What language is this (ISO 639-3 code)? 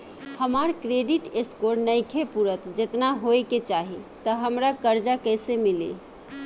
bho